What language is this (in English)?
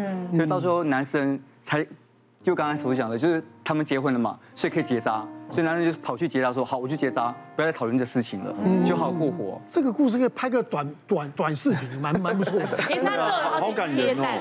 Chinese